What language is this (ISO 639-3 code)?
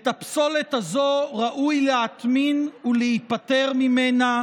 heb